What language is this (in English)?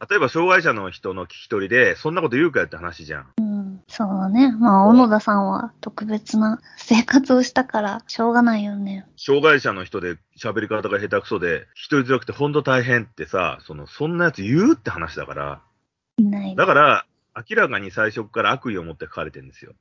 Japanese